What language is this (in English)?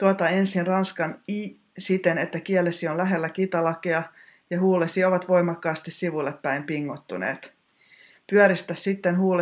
Finnish